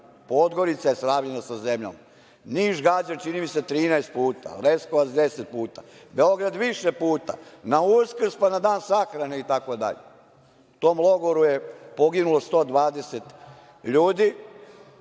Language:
Serbian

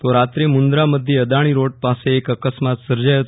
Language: Gujarati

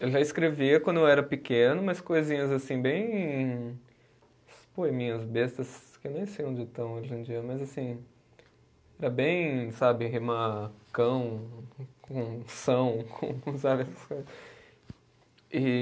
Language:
Portuguese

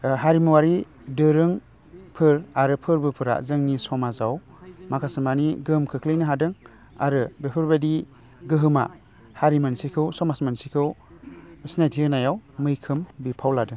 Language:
Bodo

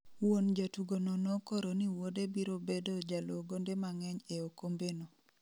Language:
Luo (Kenya and Tanzania)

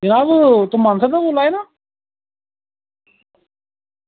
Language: Dogri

